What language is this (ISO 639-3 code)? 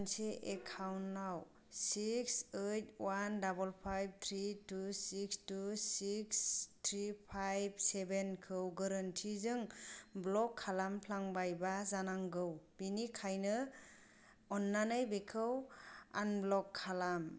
brx